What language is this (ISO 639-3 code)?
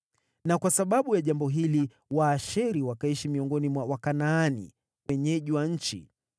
swa